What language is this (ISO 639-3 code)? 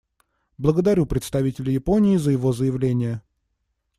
rus